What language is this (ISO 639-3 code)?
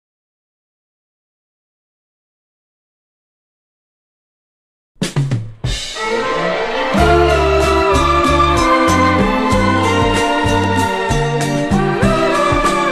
tur